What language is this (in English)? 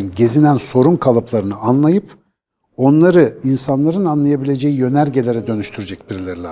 Turkish